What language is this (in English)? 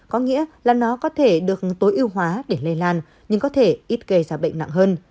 Vietnamese